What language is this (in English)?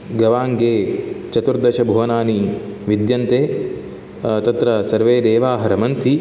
Sanskrit